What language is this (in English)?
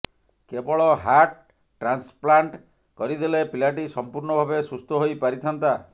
Odia